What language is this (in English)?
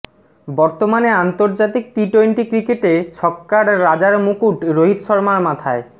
Bangla